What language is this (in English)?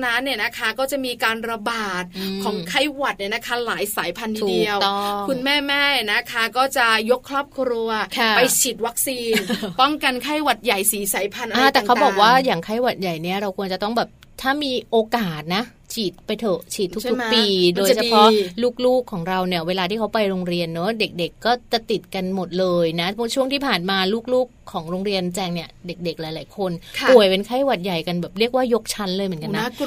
Thai